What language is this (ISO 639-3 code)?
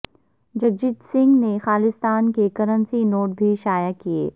urd